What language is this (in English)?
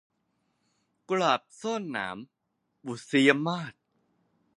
Thai